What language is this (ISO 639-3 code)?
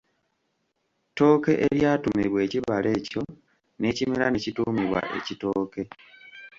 lug